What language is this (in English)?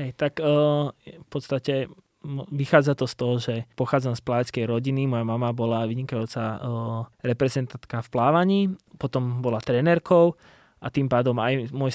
Slovak